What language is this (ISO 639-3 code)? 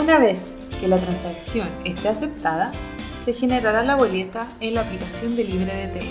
spa